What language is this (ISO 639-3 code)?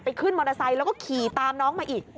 tha